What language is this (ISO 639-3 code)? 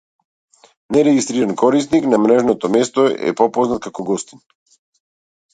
mkd